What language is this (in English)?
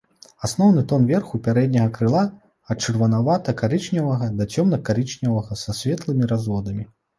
Belarusian